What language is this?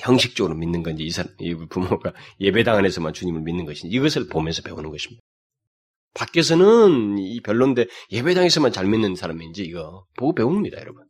Korean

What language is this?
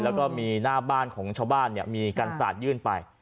Thai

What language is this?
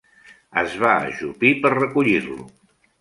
Catalan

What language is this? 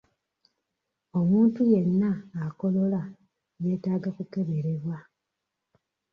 Ganda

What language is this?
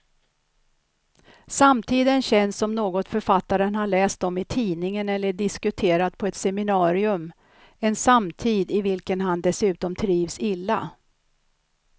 Swedish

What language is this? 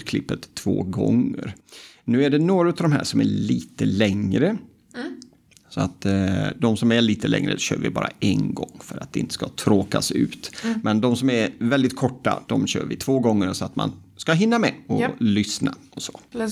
Swedish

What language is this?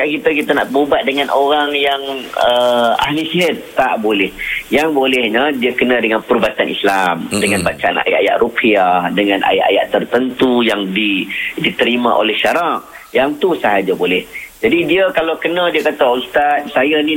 Malay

